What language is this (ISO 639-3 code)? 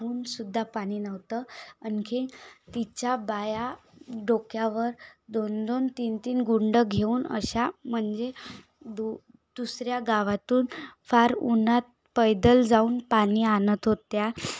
mar